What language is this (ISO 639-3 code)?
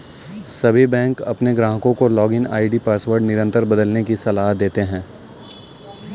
hin